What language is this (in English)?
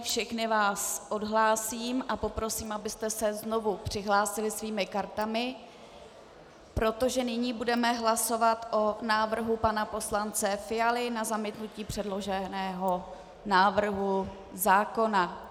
Czech